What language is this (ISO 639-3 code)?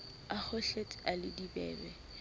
sot